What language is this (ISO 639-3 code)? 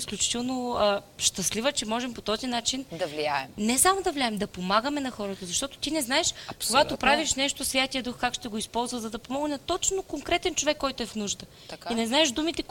bul